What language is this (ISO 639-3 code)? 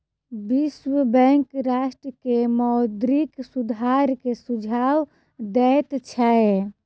mai